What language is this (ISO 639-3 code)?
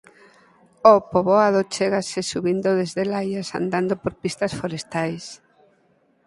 glg